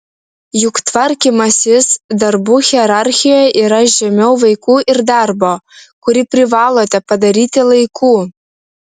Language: Lithuanian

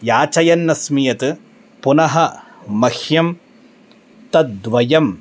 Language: Sanskrit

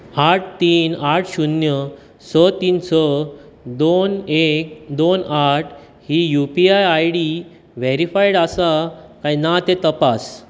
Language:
Konkani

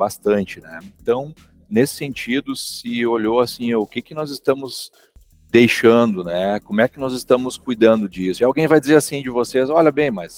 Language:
Portuguese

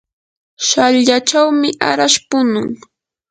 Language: Yanahuanca Pasco Quechua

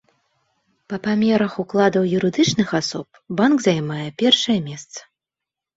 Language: Belarusian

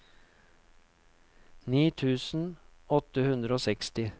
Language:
Norwegian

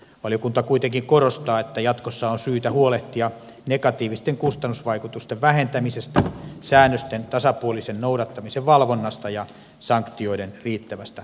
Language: Finnish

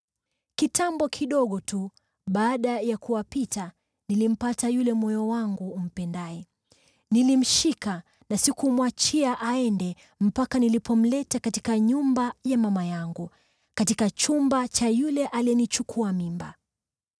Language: Swahili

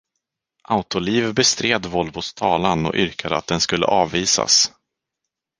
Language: Swedish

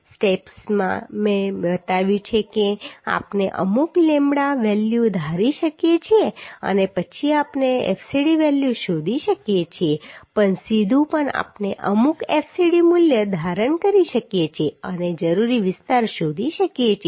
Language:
Gujarati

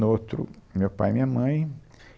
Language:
Portuguese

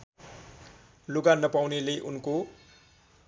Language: Nepali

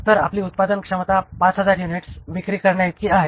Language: Marathi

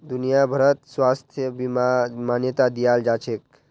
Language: Magahi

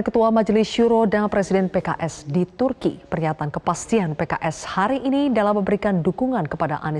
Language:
Indonesian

